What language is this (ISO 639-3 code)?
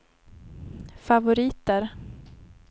swe